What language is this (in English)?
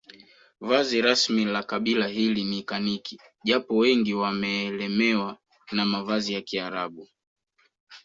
Swahili